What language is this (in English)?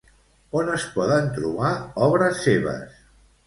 Catalan